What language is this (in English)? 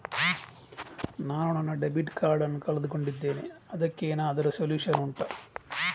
Kannada